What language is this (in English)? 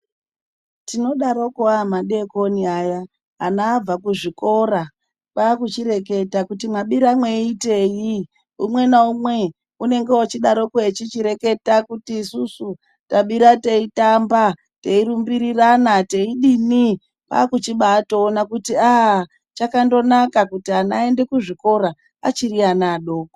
Ndau